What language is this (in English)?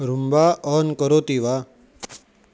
Sanskrit